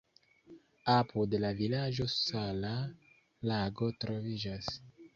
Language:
Esperanto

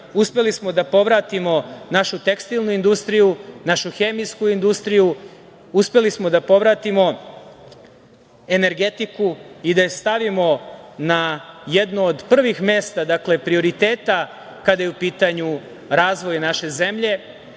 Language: Serbian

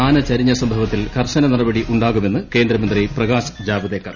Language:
Malayalam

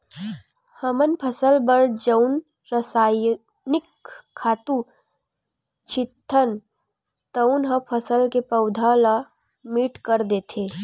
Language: Chhattisgarhi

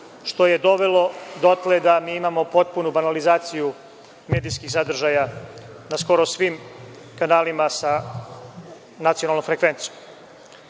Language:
Serbian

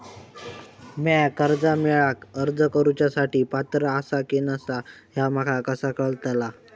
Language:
Marathi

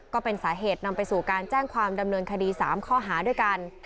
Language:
Thai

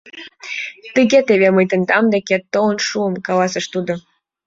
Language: Mari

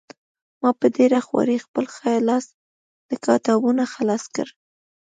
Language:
Pashto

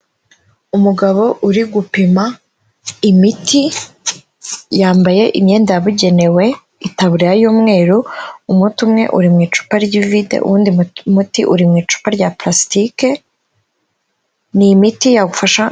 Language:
Kinyarwanda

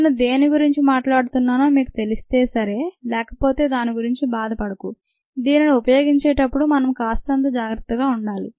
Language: Telugu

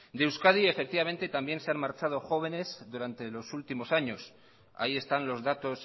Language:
Spanish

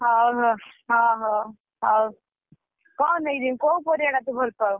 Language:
Odia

